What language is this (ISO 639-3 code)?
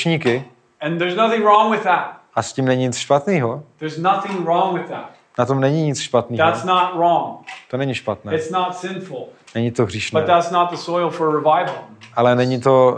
ces